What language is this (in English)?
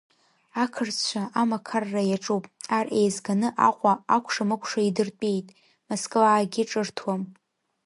Abkhazian